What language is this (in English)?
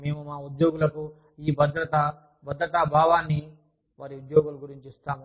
Telugu